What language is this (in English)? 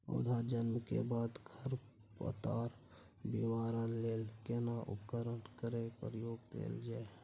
Maithili